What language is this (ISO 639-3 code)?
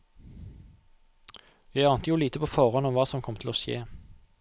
nor